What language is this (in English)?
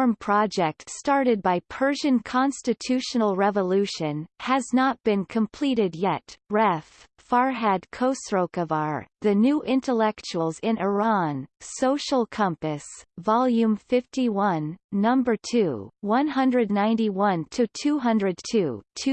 English